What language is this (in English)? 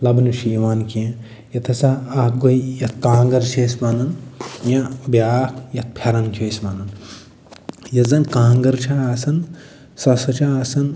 Kashmiri